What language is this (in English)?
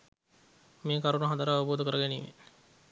Sinhala